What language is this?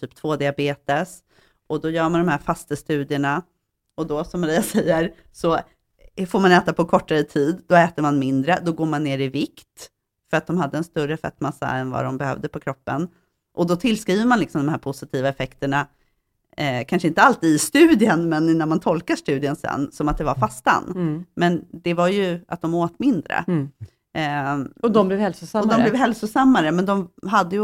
Swedish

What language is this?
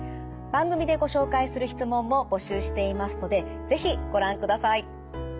Japanese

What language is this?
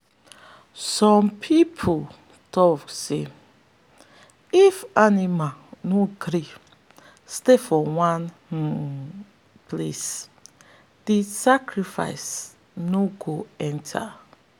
Nigerian Pidgin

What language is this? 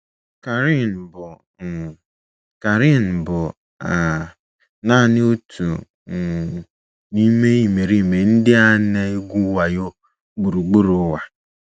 Igbo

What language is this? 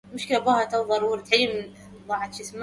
Arabic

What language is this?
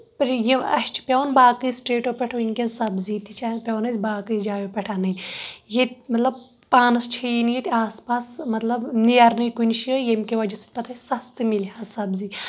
Kashmiri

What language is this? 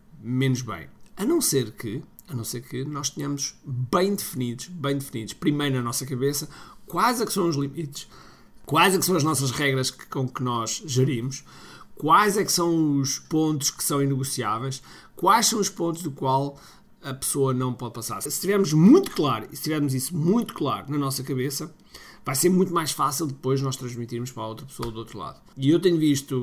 Portuguese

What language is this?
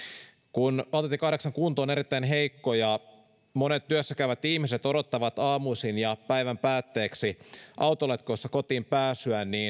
Finnish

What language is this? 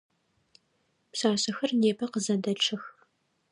Adyghe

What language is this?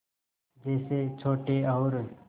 Hindi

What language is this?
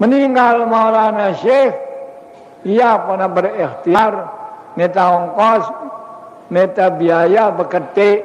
Indonesian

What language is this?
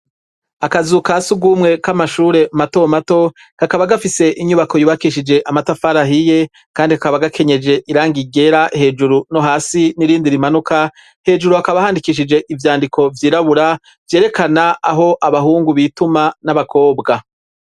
Rundi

